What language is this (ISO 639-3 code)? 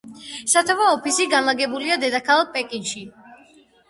kat